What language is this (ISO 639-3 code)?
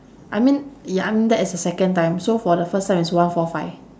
eng